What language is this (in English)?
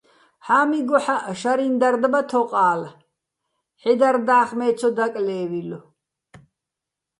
Bats